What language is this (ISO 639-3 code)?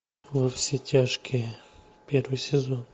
rus